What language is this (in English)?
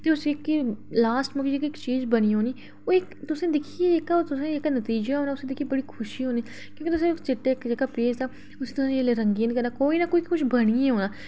Dogri